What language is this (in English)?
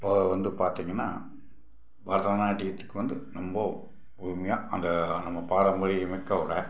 Tamil